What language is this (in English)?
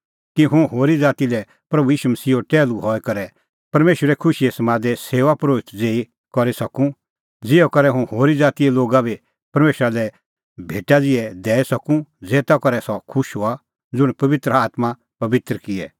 Kullu Pahari